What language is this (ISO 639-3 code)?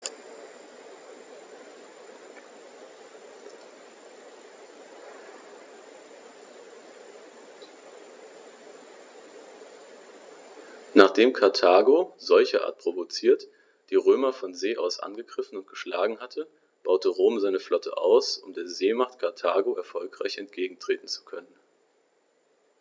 deu